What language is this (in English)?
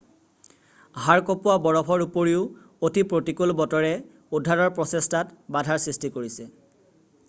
Assamese